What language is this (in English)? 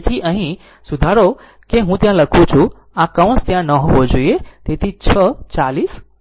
Gujarati